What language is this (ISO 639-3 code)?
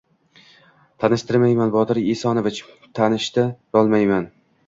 uzb